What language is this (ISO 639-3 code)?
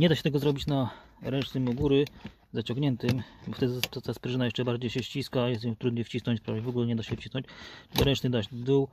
pol